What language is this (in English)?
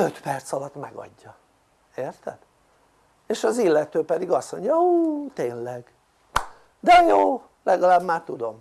Hungarian